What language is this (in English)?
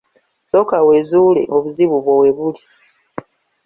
Ganda